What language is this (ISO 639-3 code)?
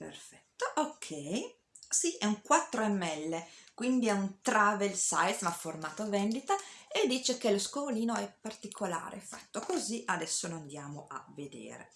ita